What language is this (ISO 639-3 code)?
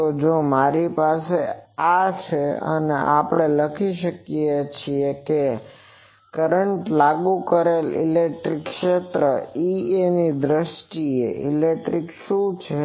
guj